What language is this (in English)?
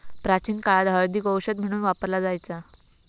Marathi